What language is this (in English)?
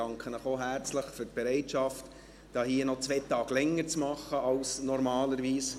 Swiss German